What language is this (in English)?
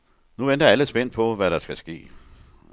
Danish